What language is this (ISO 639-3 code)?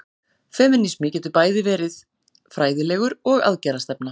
isl